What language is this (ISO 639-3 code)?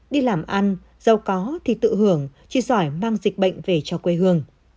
vie